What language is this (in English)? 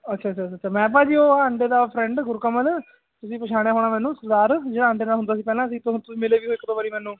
Punjabi